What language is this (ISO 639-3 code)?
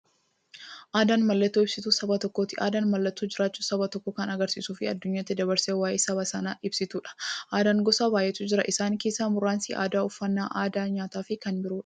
orm